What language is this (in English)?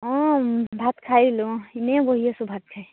Assamese